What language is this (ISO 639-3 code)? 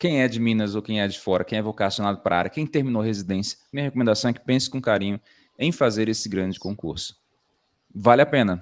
por